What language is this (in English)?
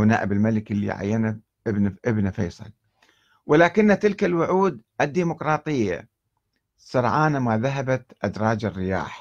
Arabic